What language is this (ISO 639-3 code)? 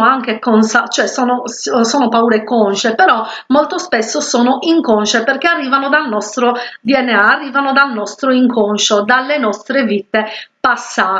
ita